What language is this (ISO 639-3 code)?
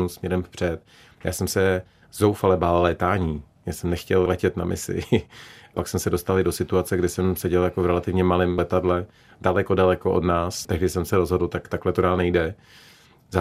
ces